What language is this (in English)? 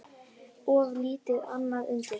Icelandic